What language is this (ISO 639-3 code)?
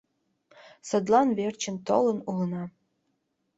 chm